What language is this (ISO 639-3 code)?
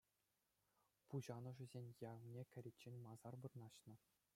chv